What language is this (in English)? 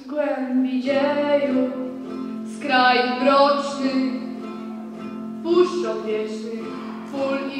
Polish